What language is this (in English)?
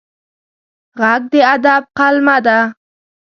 Pashto